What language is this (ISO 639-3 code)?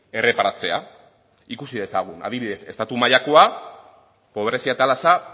eus